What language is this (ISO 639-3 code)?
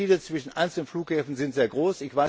deu